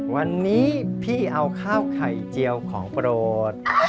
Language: Thai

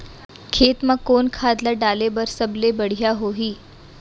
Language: Chhattisgarhi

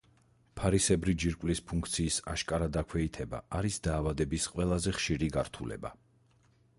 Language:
Georgian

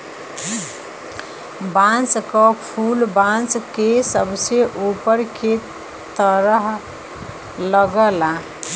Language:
Bhojpuri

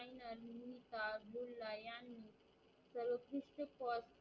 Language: Marathi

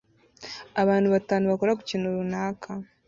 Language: Kinyarwanda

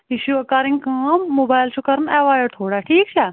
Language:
Kashmiri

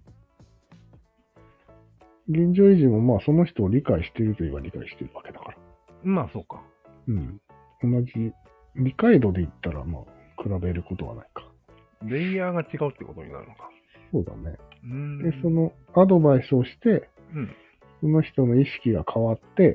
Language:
Japanese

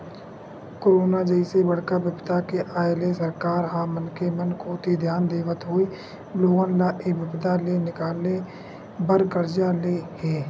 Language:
Chhattisgarhi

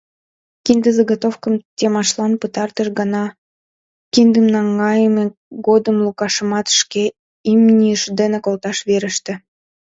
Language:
Mari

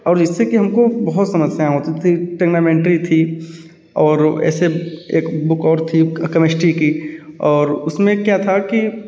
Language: Hindi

